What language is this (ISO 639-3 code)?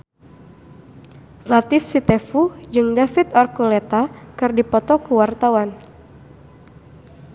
sun